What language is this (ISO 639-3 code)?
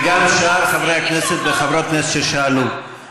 heb